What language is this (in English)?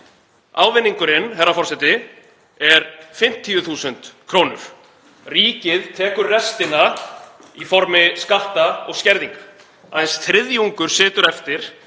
Icelandic